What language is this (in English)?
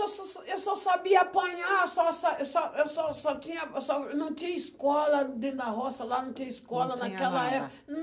Portuguese